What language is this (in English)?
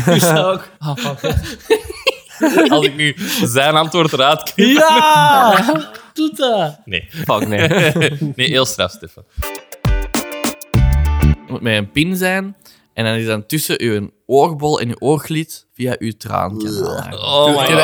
Dutch